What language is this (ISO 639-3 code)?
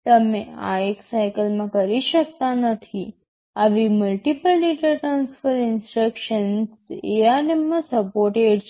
guj